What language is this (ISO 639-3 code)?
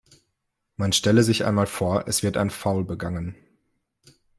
deu